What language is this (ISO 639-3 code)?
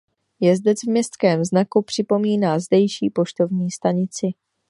ces